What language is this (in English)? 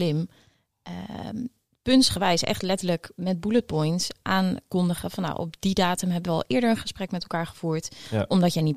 Dutch